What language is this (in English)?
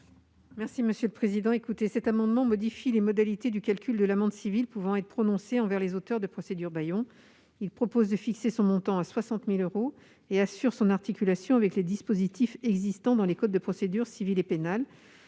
French